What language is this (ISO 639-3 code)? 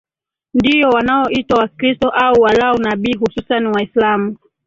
swa